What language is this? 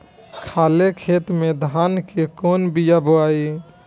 Bhojpuri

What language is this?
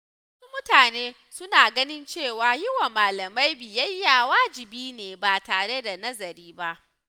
Hausa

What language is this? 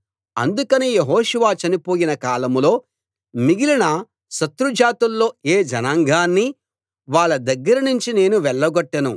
Telugu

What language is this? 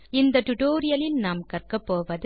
Tamil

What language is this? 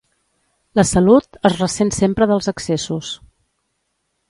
Catalan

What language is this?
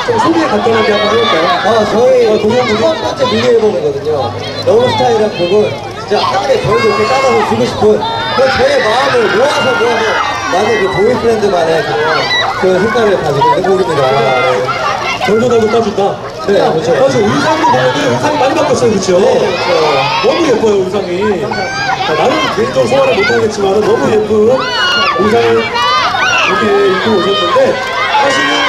Korean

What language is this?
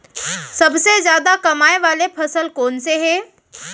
Chhattisgarhi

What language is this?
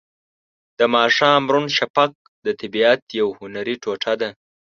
Pashto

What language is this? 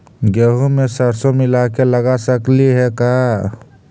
Magahi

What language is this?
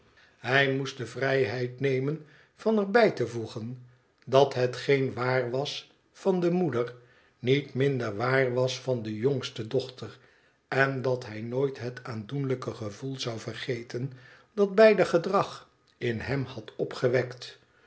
Dutch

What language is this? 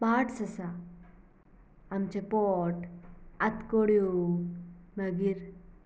Konkani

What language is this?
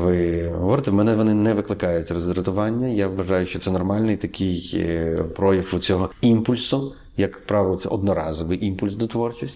Ukrainian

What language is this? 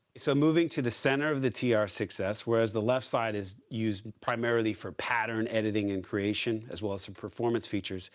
English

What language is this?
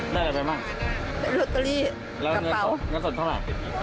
Thai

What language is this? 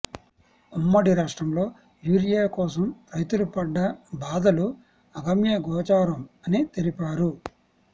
Telugu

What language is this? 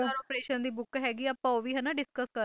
Punjabi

